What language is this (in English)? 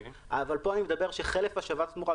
Hebrew